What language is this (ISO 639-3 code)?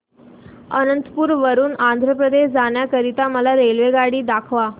mar